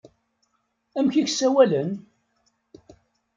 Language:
Kabyle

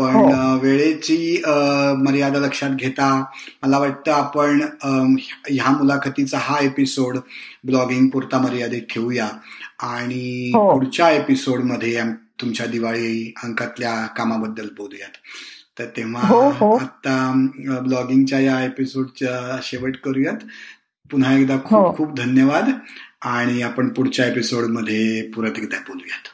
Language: Marathi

